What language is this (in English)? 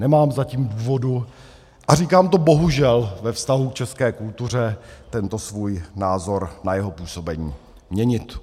Czech